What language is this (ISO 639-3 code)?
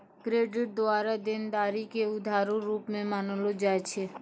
mai